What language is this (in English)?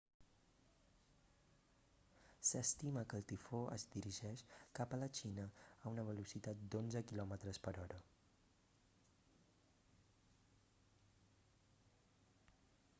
Catalan